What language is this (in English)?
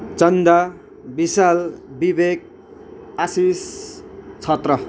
Nepali